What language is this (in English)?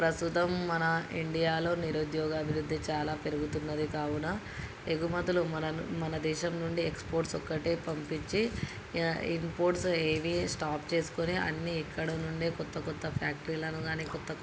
Telugu